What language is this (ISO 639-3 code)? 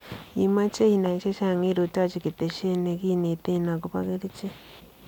kln